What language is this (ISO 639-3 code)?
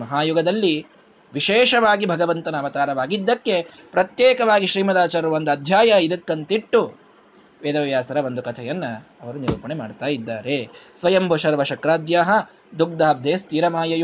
kan